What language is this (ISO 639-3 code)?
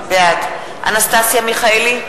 heb